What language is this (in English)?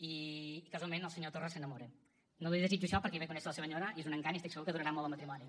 Catalan